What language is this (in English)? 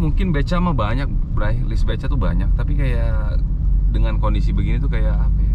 Indonesian